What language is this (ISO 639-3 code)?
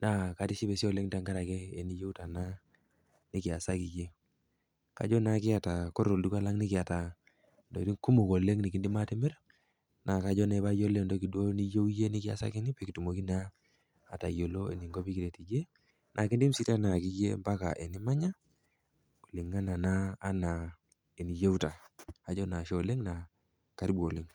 mas